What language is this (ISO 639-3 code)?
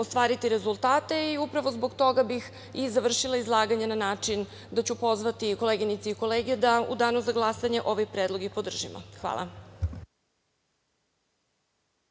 srp